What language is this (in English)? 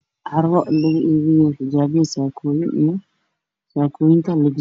Somali